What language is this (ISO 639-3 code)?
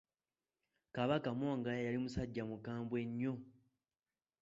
lug